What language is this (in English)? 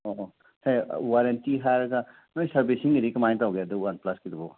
Manipuri